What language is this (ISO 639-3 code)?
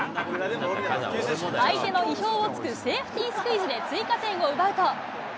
jpn